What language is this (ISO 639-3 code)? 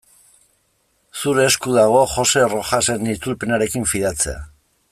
eus